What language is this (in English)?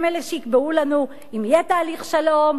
Hebrew